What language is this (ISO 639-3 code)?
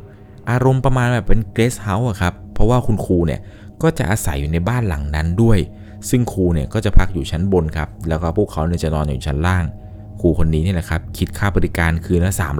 tha